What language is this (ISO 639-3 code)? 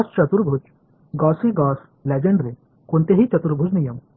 mar